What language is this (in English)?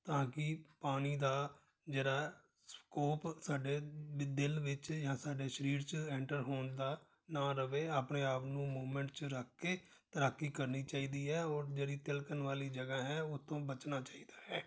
Punjabi